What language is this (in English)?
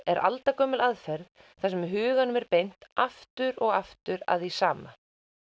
Icelandic